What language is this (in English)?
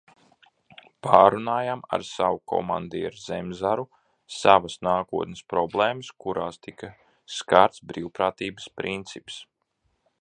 Latvian